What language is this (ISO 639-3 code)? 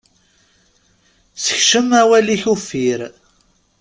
kab